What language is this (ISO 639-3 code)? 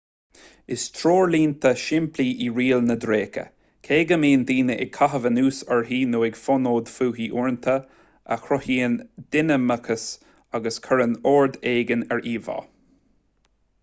gle